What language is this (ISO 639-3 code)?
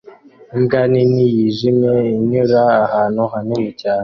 kin